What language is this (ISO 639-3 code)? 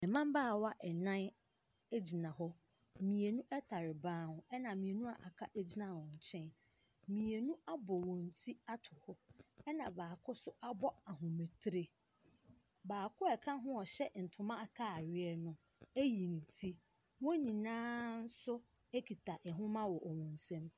aka